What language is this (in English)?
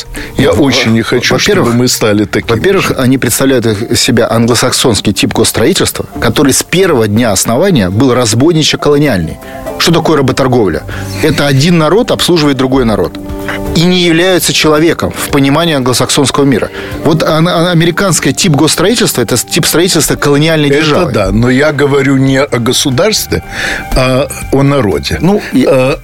Russian